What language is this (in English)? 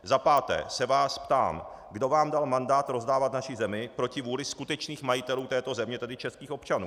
Czech